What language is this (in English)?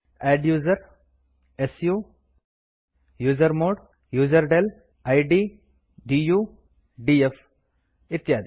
Kannada